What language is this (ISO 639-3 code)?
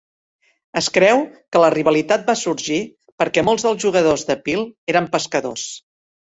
cat